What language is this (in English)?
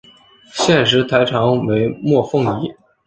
Chinese